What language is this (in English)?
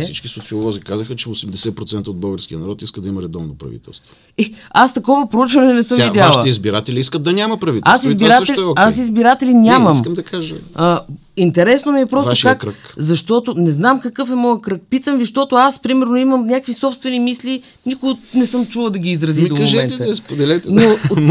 Bulgarian